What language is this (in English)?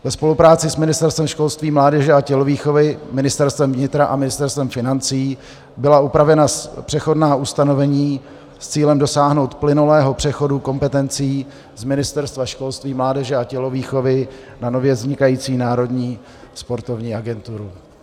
Czech